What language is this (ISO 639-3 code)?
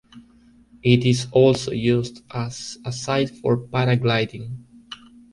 eng